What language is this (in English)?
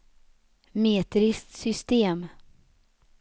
Swedish